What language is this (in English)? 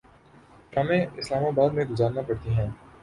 Urdu